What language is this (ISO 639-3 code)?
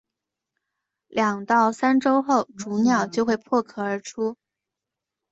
zho